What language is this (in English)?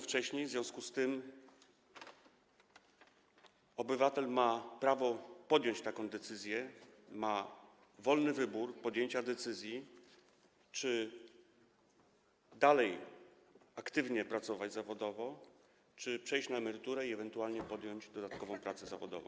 Polish